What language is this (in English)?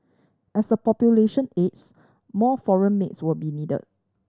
English